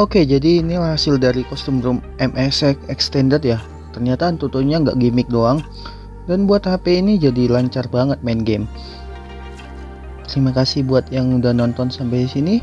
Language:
Indonesian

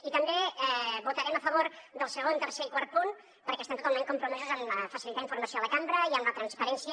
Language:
Catalan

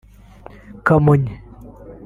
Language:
Kinyarwanda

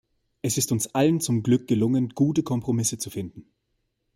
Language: German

